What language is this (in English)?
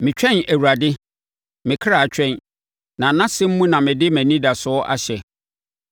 Akan